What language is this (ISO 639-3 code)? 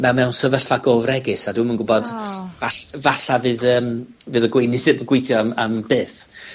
cym